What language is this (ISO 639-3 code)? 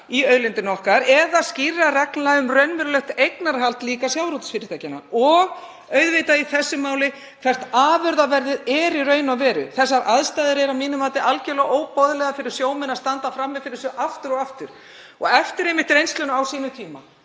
isl